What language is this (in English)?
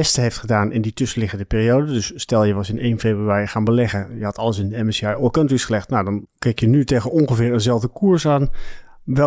Dutch